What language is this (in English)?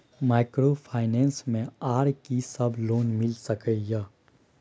Maithili